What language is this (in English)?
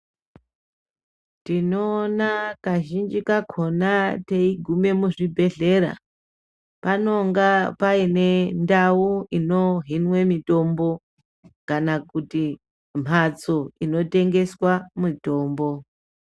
Ndau